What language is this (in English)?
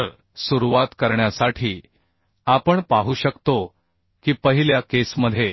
Marathi